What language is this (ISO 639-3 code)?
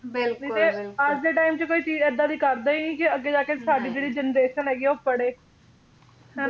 pan